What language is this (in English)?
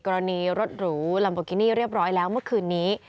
Thai